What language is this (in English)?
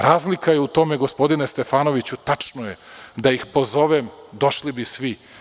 Serbian